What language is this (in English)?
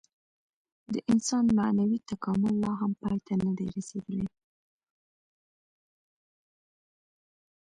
Pashto